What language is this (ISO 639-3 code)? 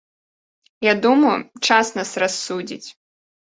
bel